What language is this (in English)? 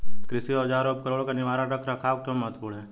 Hindi